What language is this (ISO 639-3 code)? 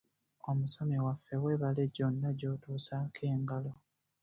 lug